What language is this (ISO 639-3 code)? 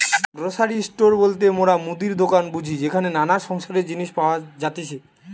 ben